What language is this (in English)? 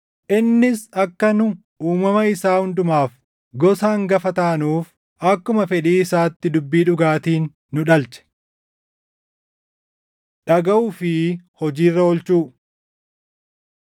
Oromo